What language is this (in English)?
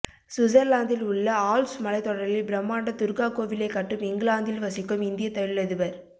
Tamil